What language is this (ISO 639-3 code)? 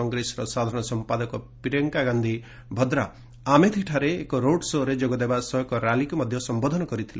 ori